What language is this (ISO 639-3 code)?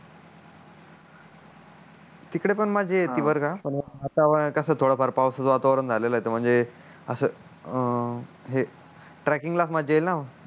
mar